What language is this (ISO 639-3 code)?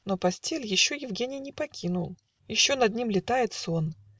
rus